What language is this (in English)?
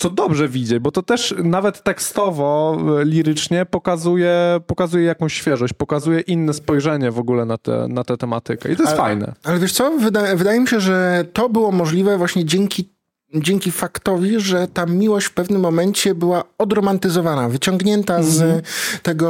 Polish